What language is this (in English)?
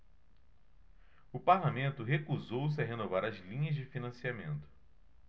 Portuguese